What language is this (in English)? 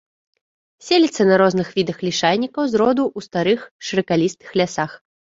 Belarusian